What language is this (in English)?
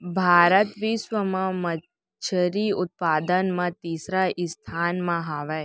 Chhattisgarhi